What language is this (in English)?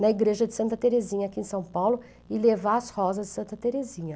Portuguese